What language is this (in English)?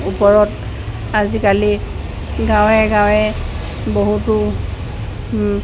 Assamese